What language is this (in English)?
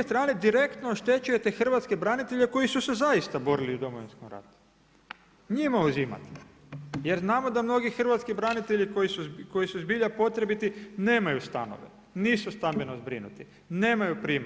Croatian